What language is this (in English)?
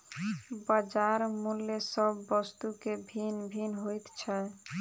Maithili